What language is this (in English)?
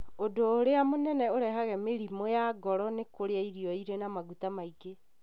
Kikuyu